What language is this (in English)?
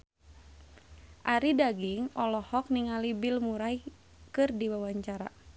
Sundanese